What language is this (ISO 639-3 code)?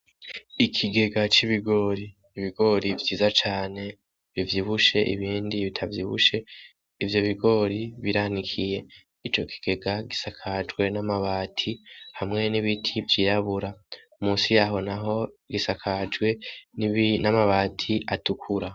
run